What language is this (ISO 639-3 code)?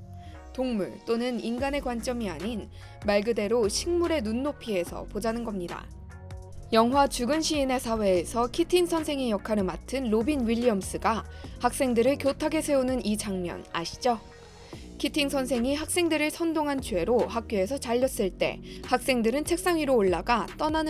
kor